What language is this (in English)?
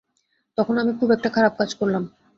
Bangla